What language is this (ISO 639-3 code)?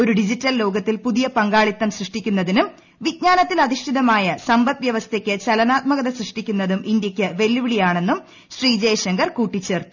mal